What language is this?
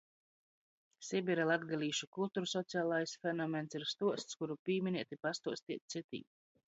Latgalian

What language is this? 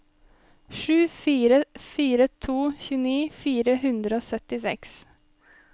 Norwegian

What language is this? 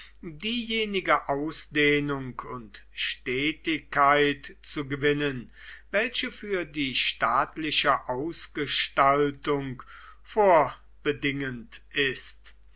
German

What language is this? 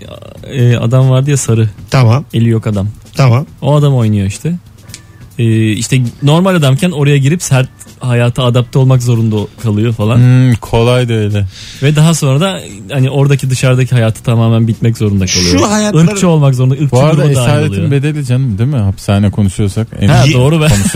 Turkish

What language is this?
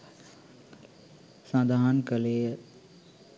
Sinhala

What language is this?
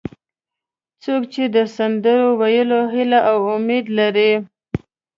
Pashto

